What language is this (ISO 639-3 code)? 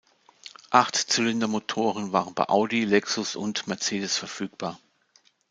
deu